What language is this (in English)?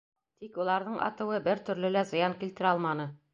Bashkir